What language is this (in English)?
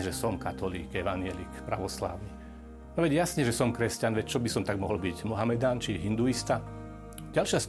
Slovak